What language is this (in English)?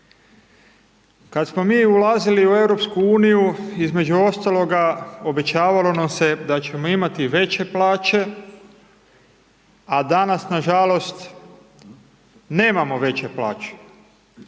Croatian